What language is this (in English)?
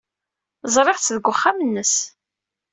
Kabyle